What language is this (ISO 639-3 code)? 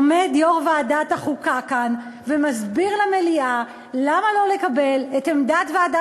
heb